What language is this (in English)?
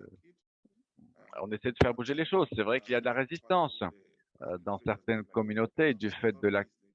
French